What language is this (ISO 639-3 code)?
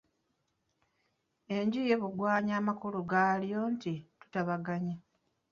lug